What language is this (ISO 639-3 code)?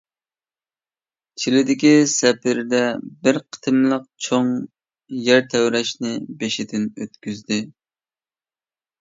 uig